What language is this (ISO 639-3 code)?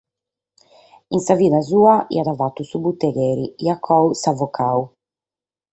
srd